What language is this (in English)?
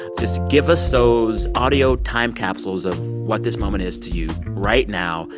English